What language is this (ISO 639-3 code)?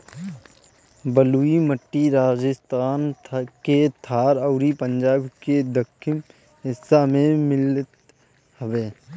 bho